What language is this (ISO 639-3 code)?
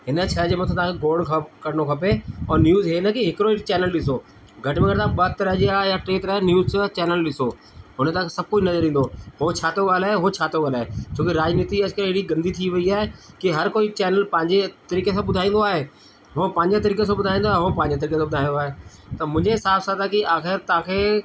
snd